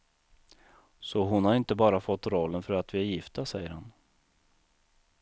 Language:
Swedish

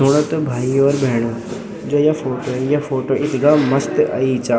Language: Garhwali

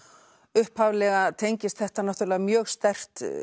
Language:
Icelandic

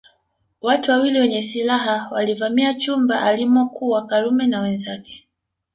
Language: Swahili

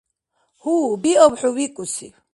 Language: Dargwa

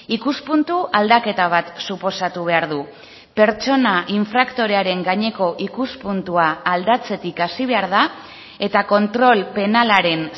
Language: Basque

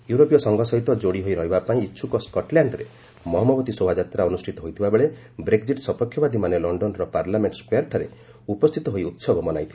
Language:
Odia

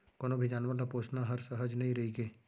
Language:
Chhattisgarhi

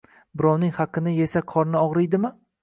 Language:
Uzbek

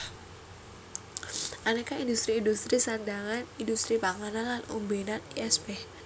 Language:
Javanese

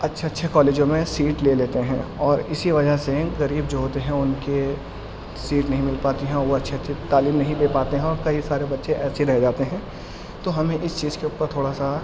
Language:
Urdu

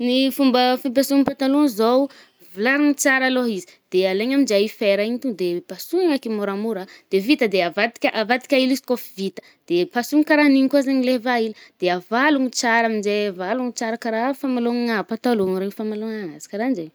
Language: Northern Betsimisaraka Malagasy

